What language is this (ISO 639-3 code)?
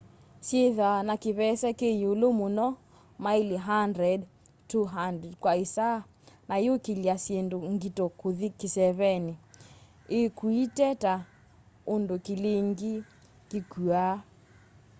kam